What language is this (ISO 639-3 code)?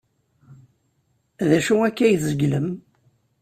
kab